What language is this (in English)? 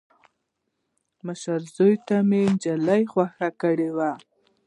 Pashto